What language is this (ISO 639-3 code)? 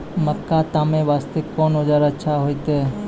mai